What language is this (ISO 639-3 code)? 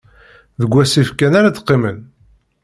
kab